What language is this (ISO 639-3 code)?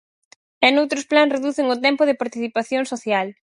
glg